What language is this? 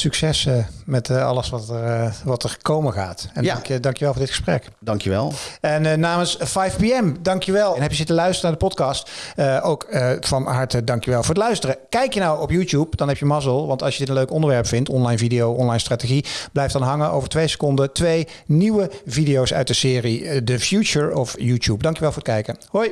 Dutch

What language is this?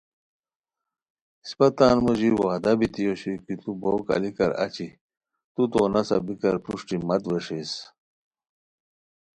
Khowar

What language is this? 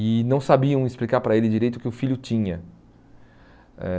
Portuguese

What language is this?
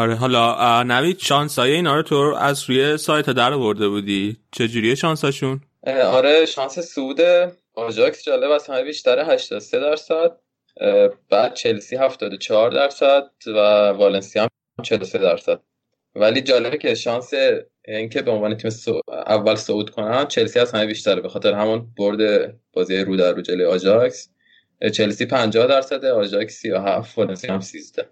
Persian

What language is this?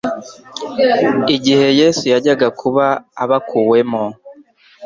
Kinyarwanda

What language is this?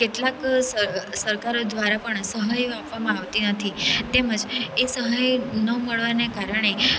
Gujarati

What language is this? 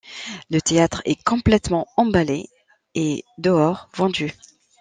French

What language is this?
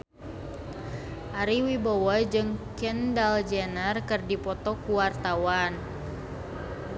Sundanese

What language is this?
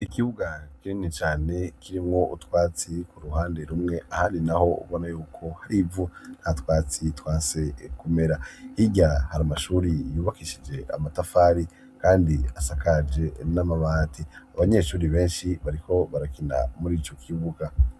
Rundi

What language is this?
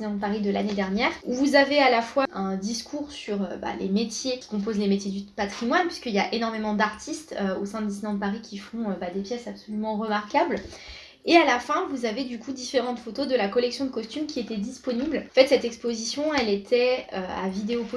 French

